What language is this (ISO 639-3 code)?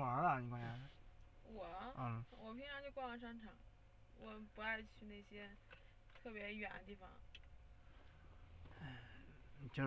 zho